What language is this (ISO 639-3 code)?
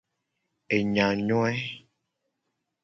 gej